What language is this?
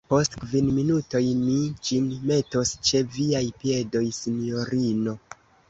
Esperanto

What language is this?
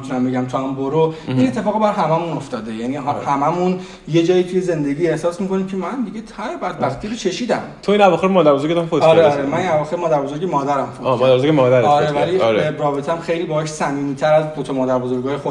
Persian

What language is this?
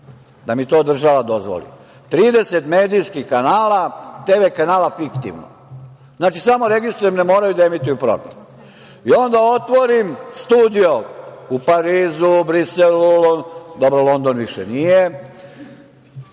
Serbian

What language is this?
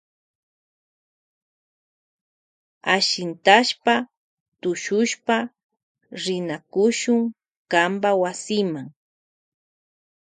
Loja Highland Quichua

